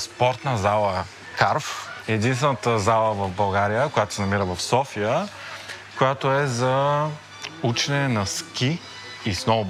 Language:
Bulgarian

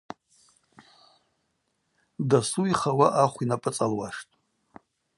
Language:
Abaza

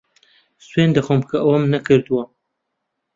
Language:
Central Kurdish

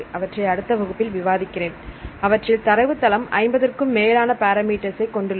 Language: Tamil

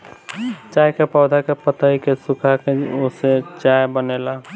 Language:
Bhojpuri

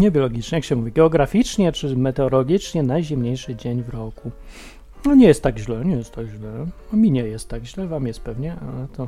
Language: Polish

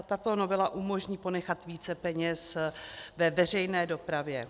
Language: Czech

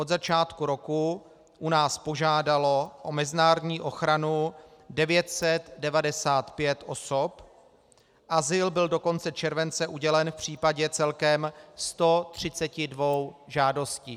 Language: Czech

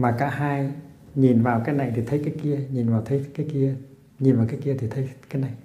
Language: Vietnamese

